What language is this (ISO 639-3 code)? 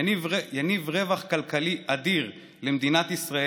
heb